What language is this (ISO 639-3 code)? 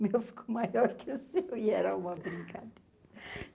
por